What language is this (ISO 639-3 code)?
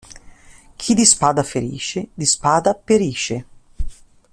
ita